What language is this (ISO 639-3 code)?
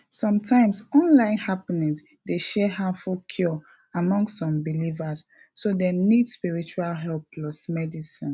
pcm